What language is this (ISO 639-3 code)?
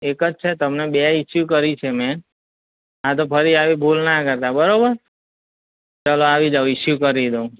guj